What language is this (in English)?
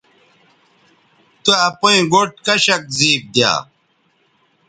Bateri